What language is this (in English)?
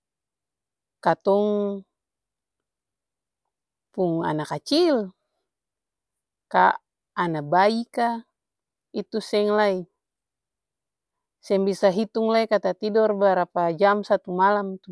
Ambonese Malay